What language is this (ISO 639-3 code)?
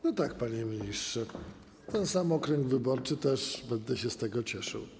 pol